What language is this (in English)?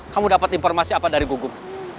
Indonesian